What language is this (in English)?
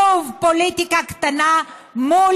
Hebrew